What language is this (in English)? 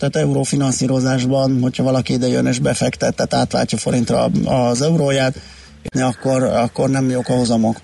Hungarian